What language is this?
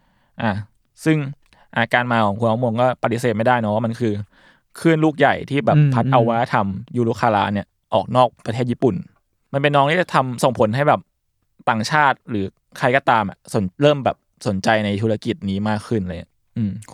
Thai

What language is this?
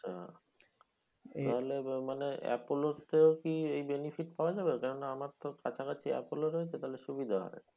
Bangla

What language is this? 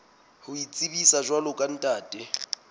Southern Sotho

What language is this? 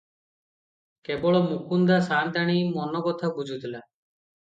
Odia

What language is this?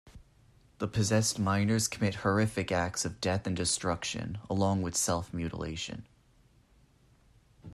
English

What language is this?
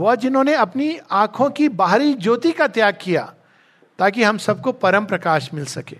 Hindi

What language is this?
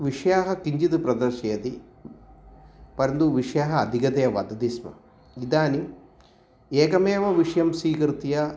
Sanskrit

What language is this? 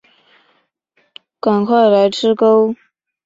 Chinese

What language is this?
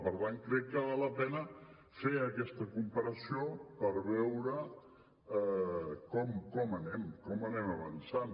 Catalan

